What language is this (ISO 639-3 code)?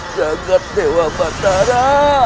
ind